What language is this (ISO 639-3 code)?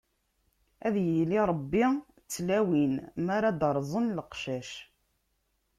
kab